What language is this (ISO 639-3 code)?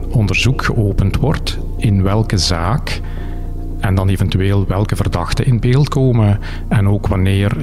nld